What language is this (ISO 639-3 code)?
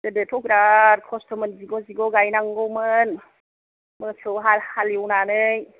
brx